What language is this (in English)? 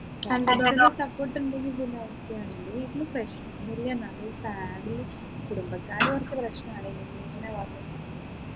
Malayalam